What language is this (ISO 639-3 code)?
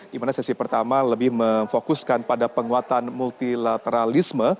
ind